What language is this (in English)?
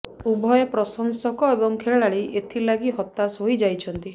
Odia